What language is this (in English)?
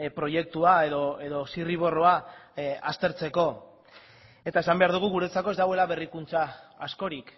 Basque